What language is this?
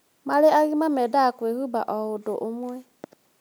Kikuyu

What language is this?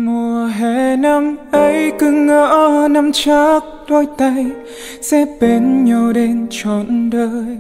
Vietnamese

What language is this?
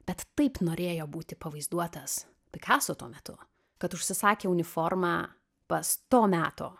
Lithuanian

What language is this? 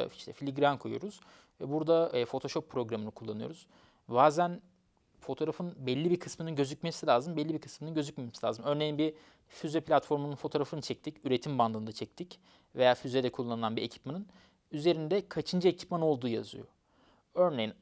Turkish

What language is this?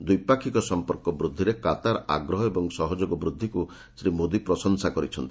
Odia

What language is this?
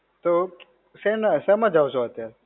Gujarati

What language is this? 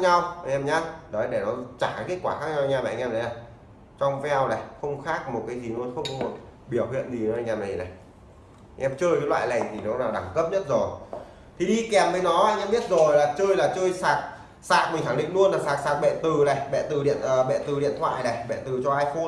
Vietnamese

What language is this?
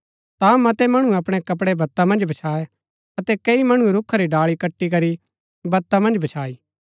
Gaddi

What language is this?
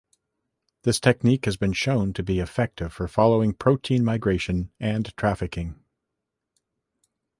English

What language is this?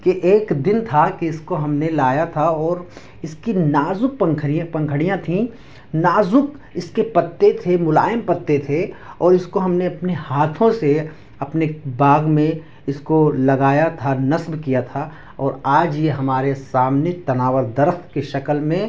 Urdu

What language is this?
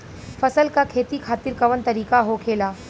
Bhojpuri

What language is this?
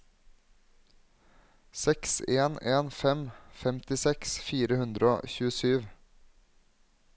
Norwegian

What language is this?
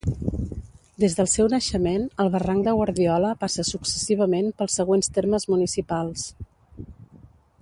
Catalan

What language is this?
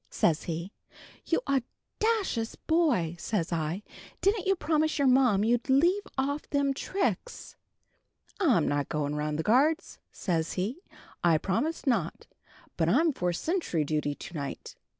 English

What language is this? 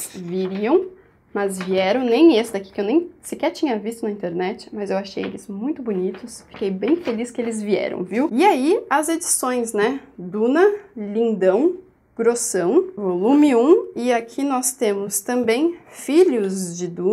Portuguese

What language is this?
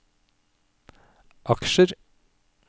Norwegian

